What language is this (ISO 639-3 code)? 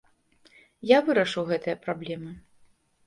bel